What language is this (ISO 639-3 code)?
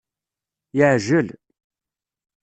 kab